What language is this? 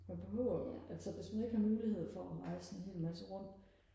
Danish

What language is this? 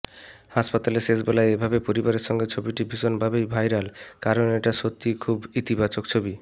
Bangla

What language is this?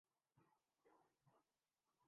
Urdu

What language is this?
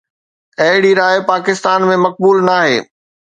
Sindhi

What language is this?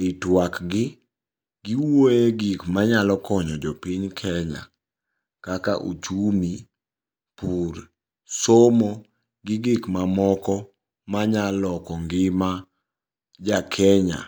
Luo (Kenya and Tanzania)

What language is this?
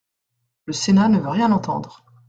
French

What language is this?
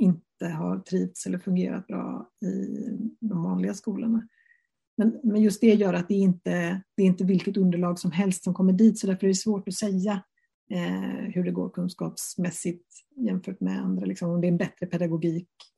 Swedish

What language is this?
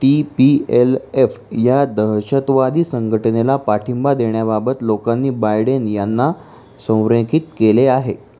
Marathi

